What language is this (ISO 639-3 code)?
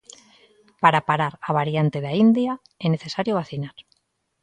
glg